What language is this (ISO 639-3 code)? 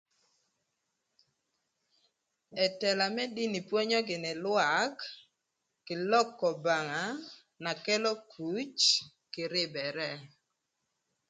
lth